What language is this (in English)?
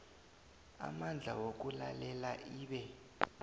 South Ndebele